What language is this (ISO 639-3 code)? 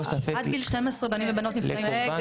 heb